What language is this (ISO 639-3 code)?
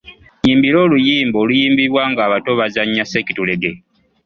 lug